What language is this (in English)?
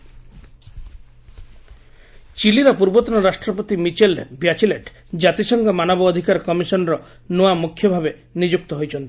Odia